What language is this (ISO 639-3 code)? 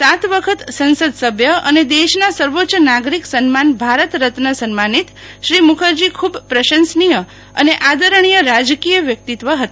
guj